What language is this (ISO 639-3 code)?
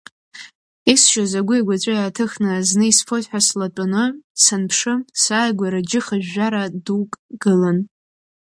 abk